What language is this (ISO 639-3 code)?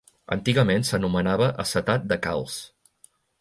cat